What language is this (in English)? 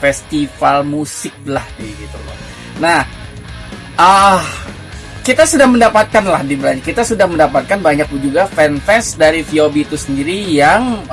Indonesian